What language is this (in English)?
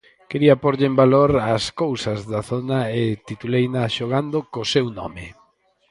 Galician